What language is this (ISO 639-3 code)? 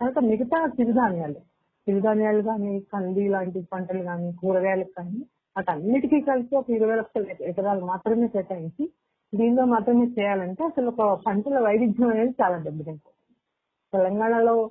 tel